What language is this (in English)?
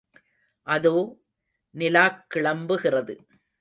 Tamil